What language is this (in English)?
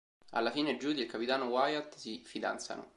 Italian